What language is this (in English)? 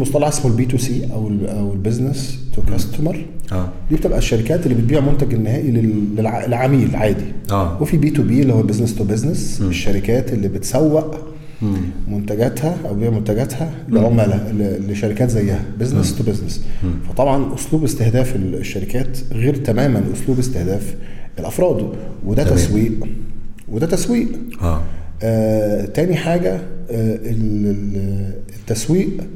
Arabic